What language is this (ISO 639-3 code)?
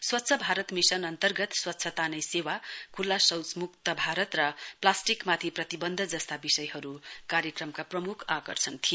nep